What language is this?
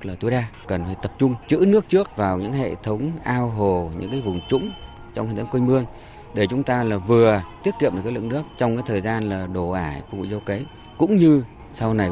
Vietnamese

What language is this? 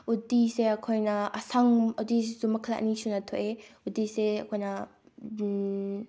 Manipuri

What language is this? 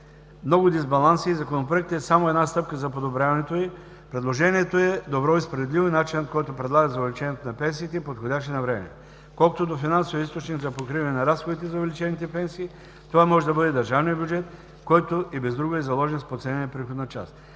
Bulgarian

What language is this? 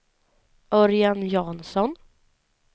Swedish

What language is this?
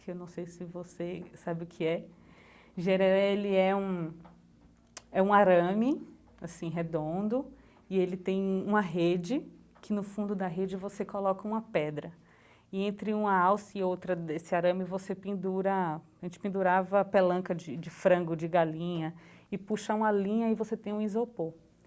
Portuguese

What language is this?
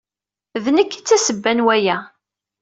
Kabyle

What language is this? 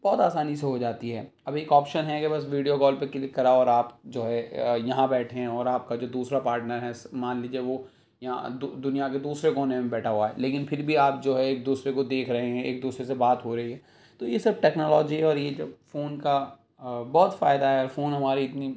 Urdu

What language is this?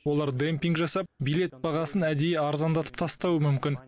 Kazakh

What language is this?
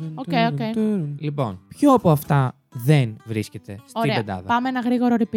Greek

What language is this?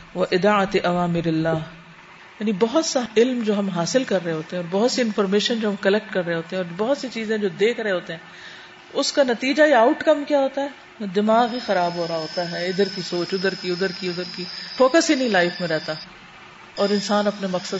Urdu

